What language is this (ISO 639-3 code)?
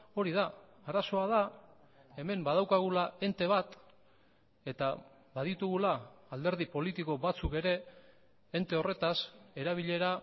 eus